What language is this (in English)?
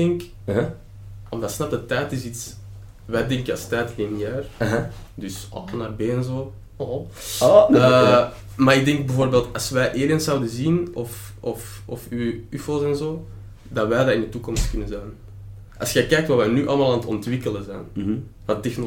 Dutch